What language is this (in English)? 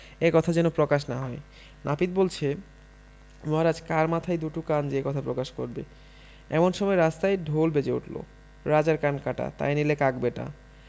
Bangla